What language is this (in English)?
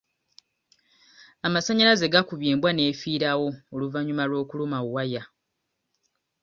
Ganda